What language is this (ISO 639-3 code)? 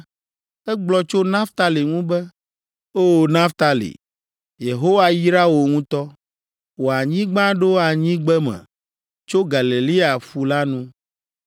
ewe